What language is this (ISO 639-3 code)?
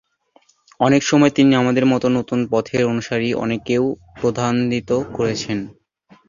ben